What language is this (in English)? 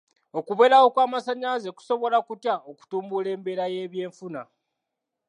Ganda